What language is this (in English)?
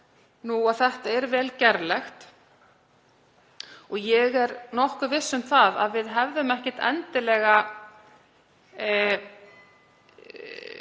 Icelandic